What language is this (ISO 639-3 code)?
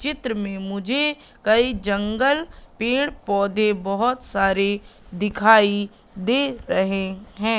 hin